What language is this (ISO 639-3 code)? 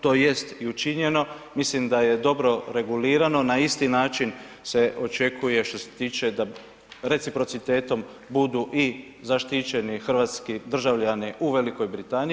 hrv